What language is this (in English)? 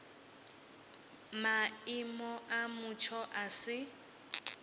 Venda